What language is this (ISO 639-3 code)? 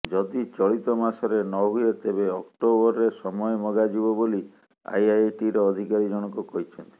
ori